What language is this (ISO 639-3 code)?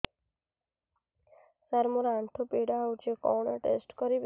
ori